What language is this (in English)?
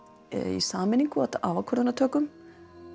Icelandic